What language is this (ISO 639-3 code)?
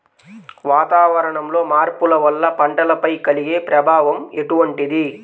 tel